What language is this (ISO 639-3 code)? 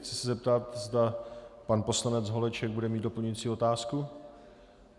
ces